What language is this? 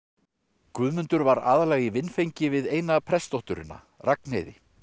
Icelandic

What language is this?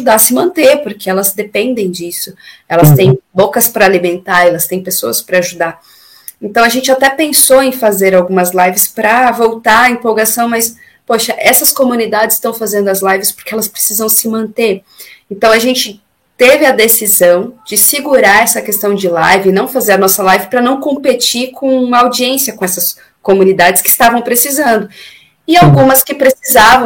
Portuguese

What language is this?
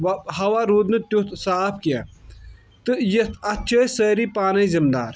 Kashmiri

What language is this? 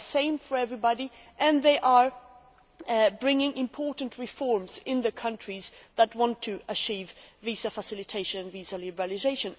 English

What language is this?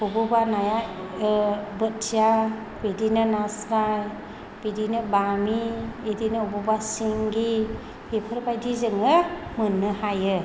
Bodo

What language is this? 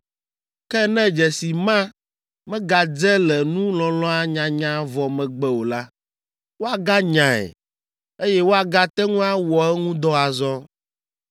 Ewe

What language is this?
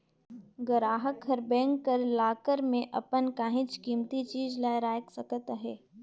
Chhattisgarhi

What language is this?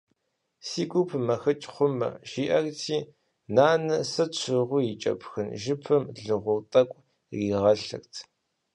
Kabardian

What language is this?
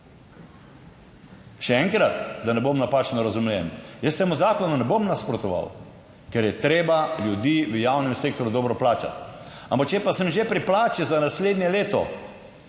Slovenian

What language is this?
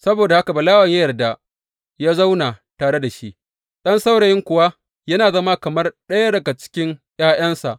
Hausa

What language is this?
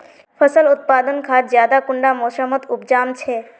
Magahi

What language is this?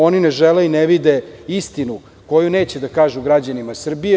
Serbian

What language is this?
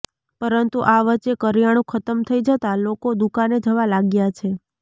Gujarati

